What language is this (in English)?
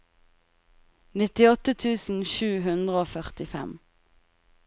Norwegian